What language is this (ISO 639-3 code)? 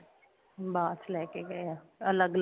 pan